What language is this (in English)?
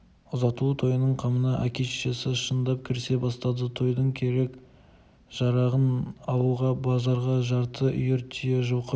Kazakh